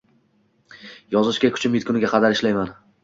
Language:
Uzbek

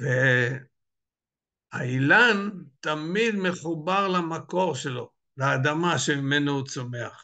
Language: Hebrew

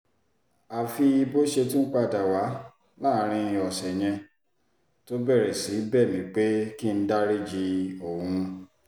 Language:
Yoruba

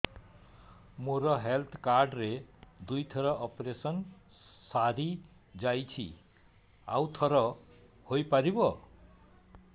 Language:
Odia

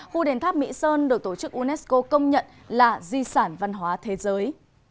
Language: Vietnamese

